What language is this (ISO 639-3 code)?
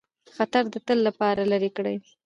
pus